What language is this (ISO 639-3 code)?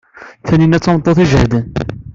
kab